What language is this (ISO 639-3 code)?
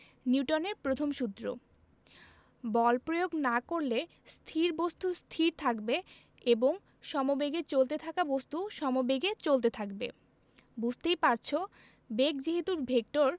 ben